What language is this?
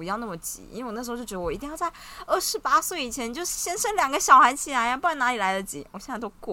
Chinese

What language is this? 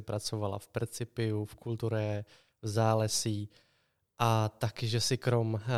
Czech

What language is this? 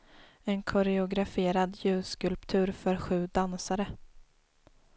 Swedish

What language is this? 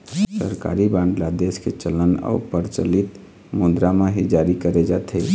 Chhattisgarhi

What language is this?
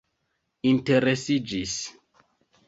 Esperanto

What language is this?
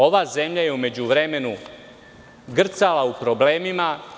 Serbian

